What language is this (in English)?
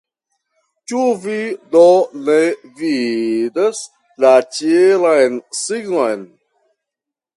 Esperanto